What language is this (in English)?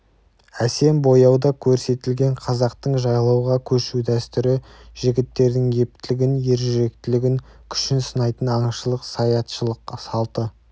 Kazakh